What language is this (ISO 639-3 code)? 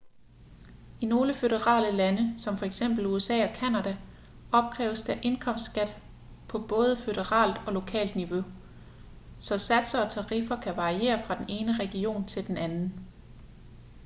dan